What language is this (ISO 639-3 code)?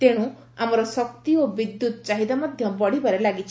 ori